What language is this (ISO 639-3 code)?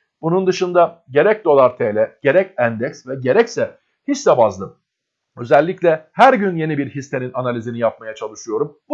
tur